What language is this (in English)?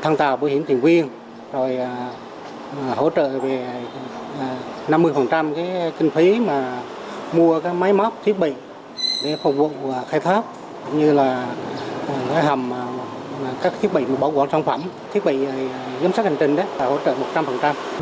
Vietnamese